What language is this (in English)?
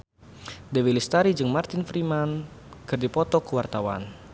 Sundanese